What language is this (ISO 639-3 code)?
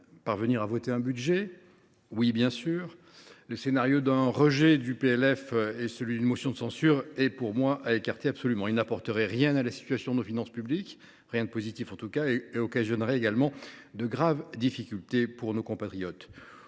fra